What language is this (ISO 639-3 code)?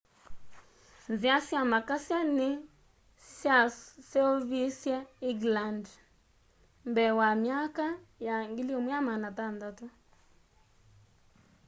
kam